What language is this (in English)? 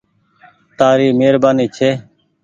Goaria